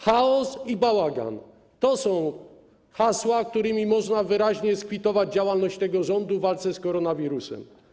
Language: Polish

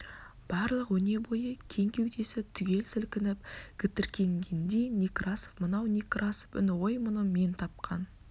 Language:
Kazakh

